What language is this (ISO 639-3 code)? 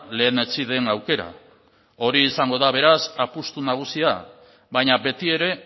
eus